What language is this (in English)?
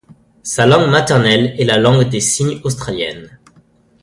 French